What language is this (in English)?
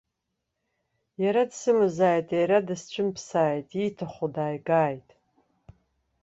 Abkhazian